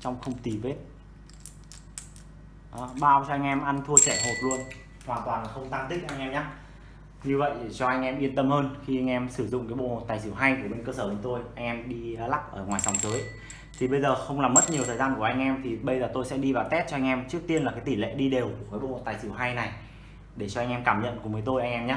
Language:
Vietnamese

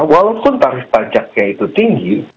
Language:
Indonesian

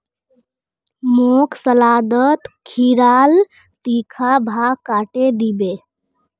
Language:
Magahi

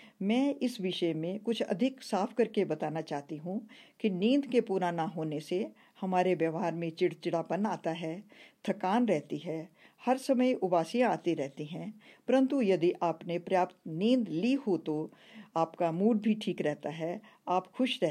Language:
Hindi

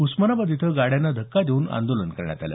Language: Marathi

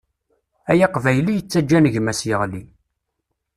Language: Kabyle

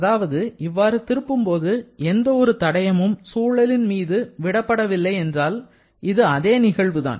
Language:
Tamil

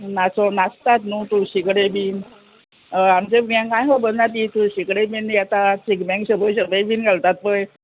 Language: Konkani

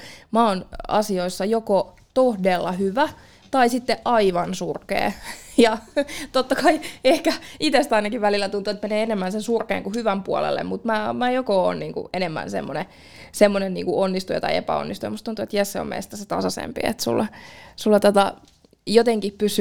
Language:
Finnish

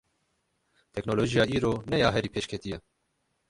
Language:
Kurdish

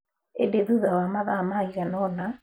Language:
Kikuyu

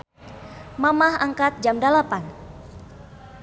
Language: Sundanese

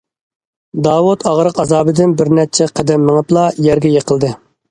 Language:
Uyghur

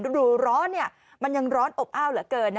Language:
Thai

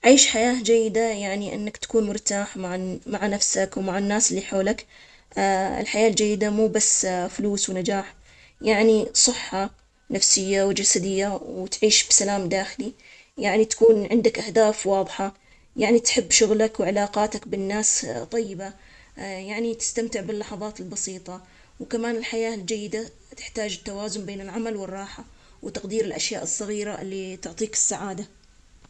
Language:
Omani Arabic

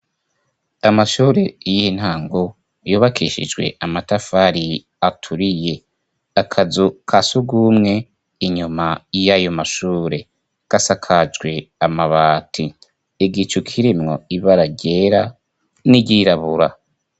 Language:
Rundi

